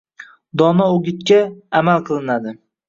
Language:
Uzbek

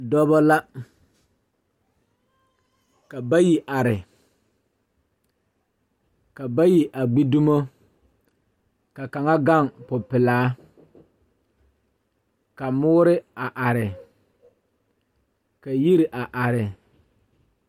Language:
Southern Dagaare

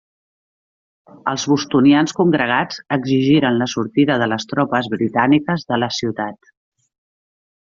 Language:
Catalan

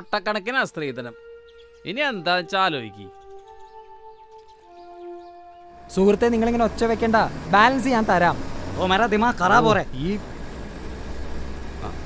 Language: Malayalam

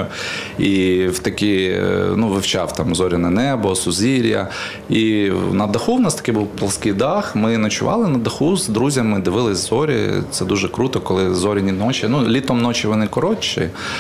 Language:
Ukrainian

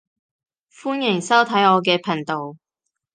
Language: Cantonese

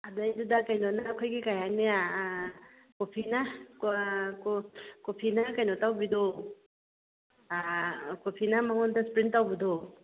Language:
Manipuri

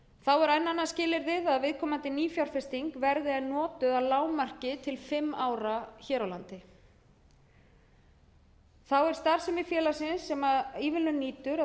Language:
Icelandic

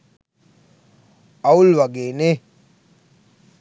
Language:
Sinhala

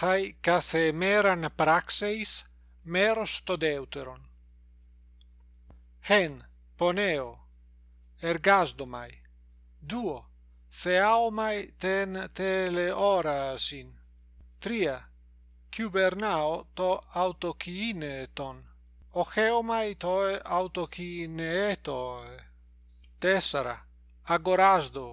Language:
Greek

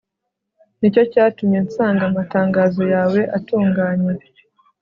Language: Kinyarwanda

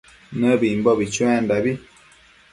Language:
Matsés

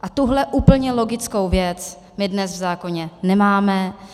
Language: Czech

